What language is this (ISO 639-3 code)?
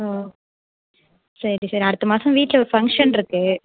tam